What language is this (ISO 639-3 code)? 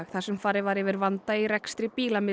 isl